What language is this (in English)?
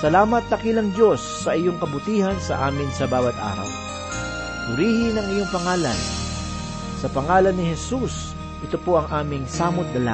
Filipino